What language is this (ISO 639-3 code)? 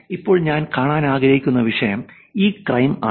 mal